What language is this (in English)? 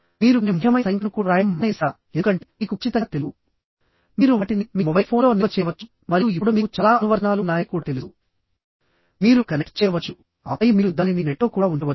Telugu